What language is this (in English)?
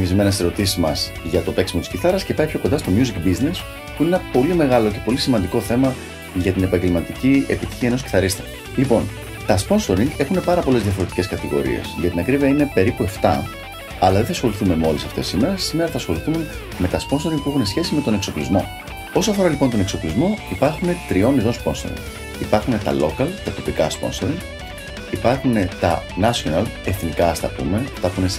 Greek